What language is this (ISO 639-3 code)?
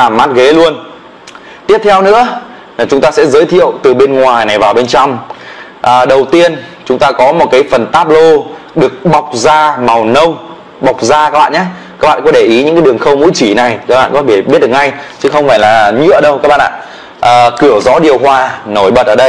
vie